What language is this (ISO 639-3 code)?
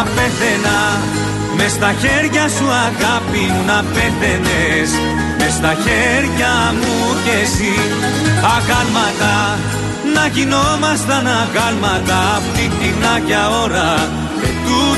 ell